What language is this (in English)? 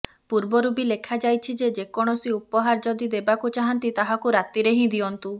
Odia